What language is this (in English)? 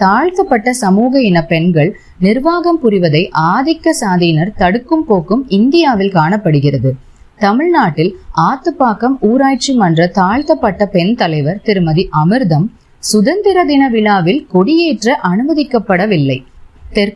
Tamil